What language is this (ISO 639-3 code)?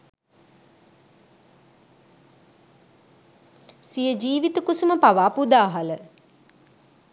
sin